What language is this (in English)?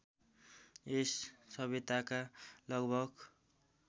Nepali